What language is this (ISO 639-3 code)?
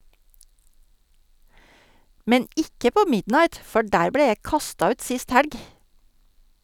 nor